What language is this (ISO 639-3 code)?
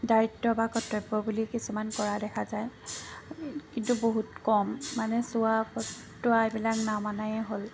asm